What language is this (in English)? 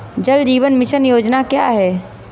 Hindi